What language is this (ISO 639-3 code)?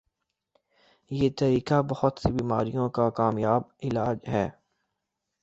urd